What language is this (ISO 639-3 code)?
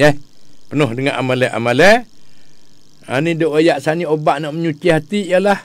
msa